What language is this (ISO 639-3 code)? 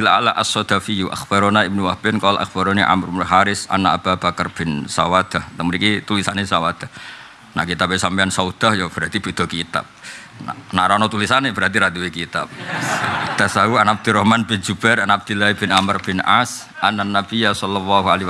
ind